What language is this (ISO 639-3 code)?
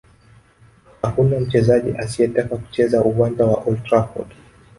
swa